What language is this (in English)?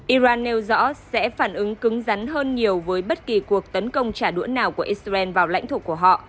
Vietnamese